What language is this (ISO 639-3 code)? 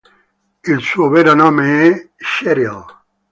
ita